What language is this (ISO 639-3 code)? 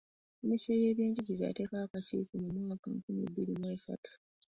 lug